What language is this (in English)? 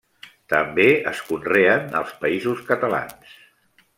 Catalan